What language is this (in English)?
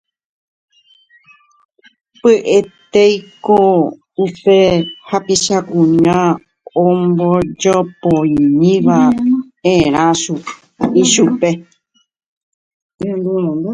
Guarani